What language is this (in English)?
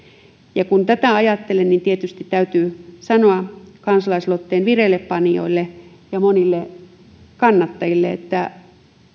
Finnish